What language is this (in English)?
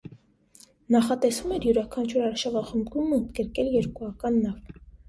Armenian